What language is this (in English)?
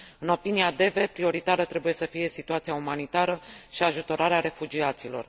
Romanian